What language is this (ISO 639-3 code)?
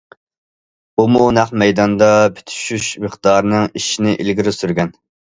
uig